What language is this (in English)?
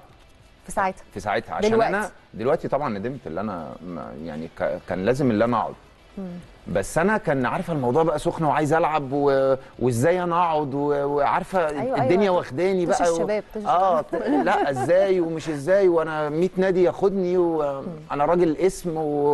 Arabic